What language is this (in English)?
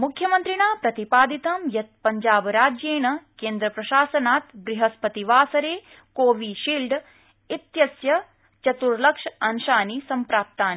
Sanskrit